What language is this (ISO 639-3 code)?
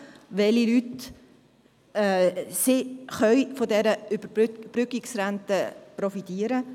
gsw